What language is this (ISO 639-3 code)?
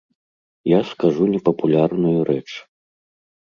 bel